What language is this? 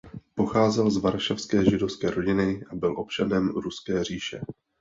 Czech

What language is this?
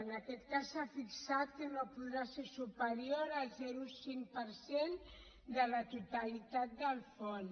Catalan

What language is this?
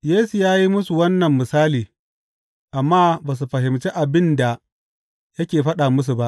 Hausa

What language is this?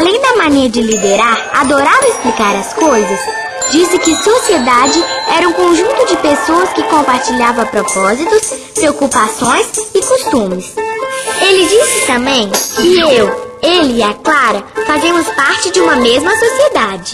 Portuguese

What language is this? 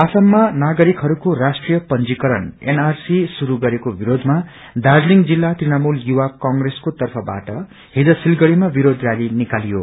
Nepali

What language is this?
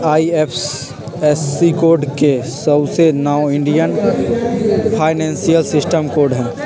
Magahi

